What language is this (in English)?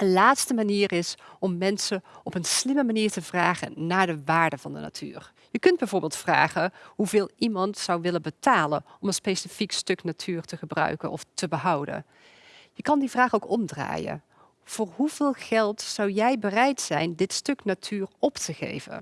Dutch